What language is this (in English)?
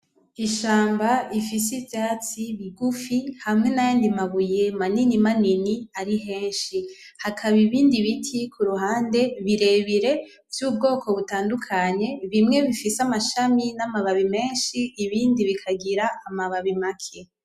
Rundi